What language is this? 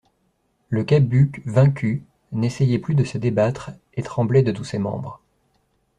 French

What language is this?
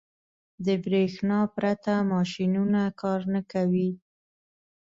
Pashto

